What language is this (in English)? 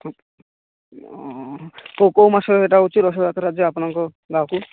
Odia